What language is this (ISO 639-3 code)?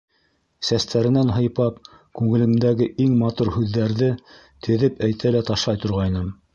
bak